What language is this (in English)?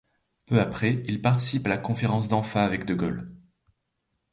French